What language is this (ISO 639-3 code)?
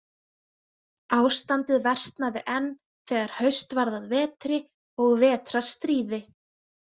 isl